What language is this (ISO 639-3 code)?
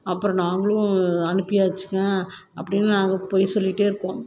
tam